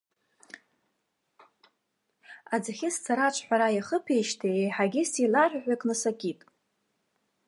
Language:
Abkhazian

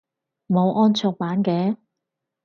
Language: Cantonese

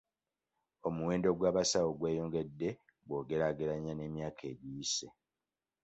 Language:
Ganda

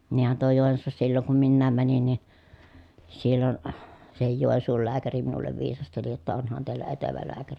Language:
Finnish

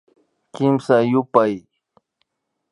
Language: Imbabura Highland Quichua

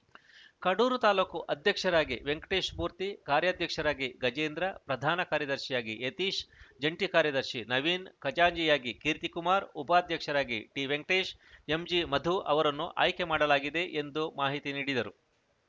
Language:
Kannada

